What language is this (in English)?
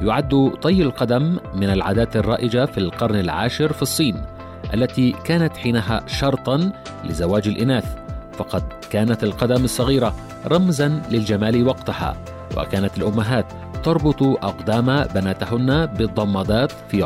Arabic